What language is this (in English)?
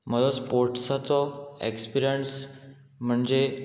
Konkani